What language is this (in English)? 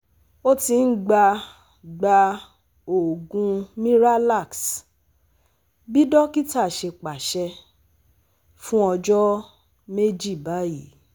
Yoruba